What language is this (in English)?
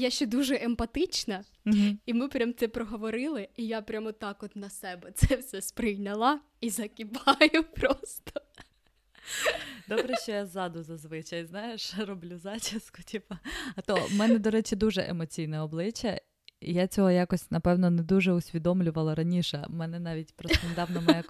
Ukrainian